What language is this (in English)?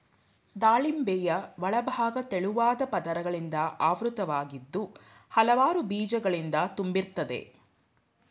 Kannada